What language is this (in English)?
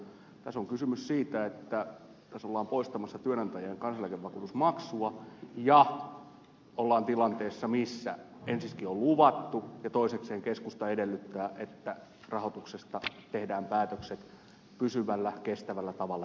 Finnish